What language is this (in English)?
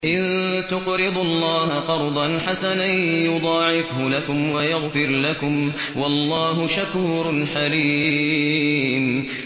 Arabic